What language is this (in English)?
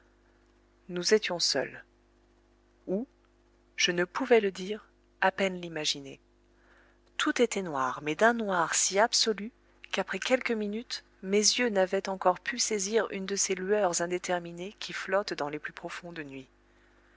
French